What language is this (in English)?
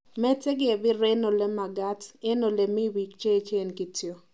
Kalenjin